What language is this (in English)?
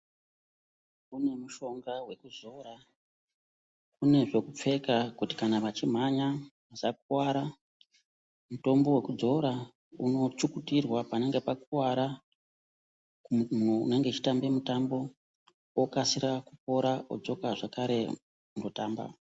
Ndau